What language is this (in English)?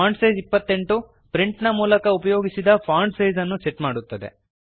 Kannada